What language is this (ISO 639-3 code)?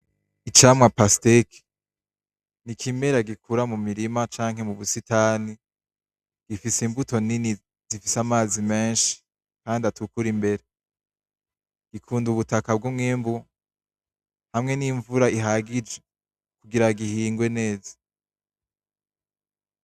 run